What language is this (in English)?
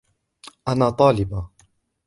Arabic